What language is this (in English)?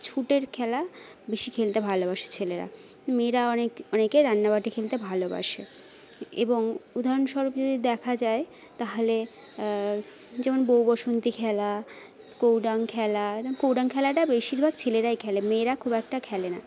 Bangla